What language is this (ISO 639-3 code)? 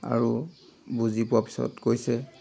asm